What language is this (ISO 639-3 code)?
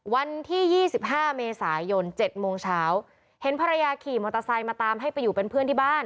tha